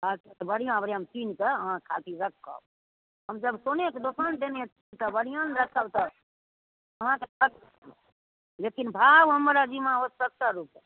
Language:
Maithili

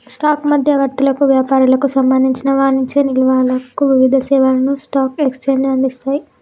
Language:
Telugu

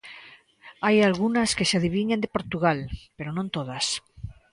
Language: Galician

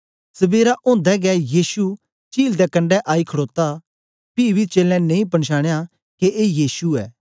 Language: Dogri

